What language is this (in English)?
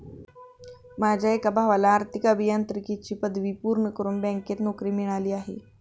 Marathi